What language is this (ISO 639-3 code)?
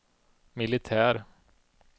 swe